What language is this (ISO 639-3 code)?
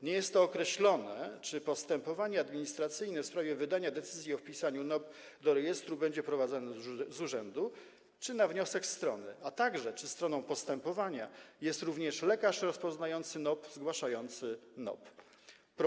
pol